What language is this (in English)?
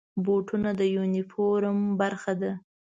Pashto